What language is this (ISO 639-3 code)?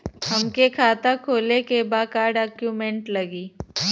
bho